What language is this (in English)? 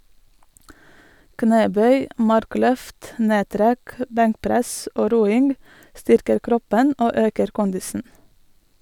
Norwegian